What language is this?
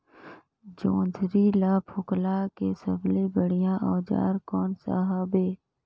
Chhattisgarhi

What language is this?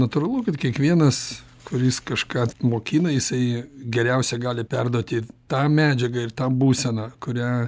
Lithuanian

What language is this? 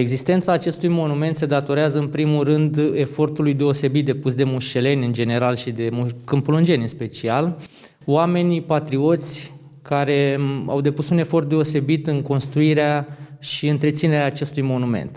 Romanian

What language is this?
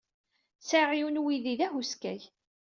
Kabyle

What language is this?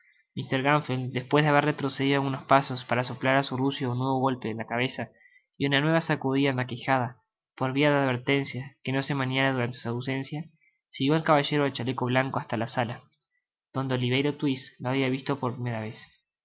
Spanish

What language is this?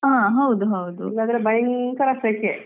Kannada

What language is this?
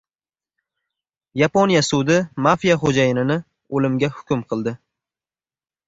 Uzbek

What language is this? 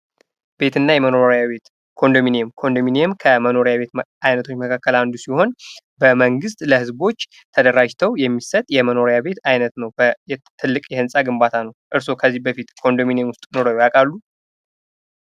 Amharic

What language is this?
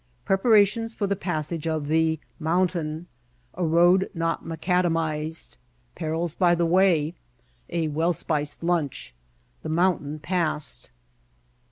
English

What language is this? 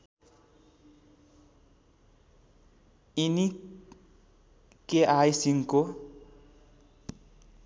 Nepali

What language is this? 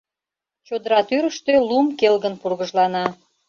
Mari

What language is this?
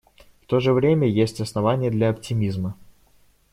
Russian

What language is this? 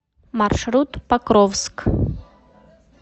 Russian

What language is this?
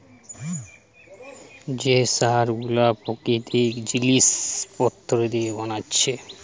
Bangla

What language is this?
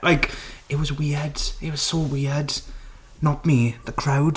English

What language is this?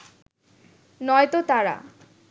Bangla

